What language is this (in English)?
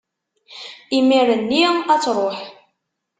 Kabyle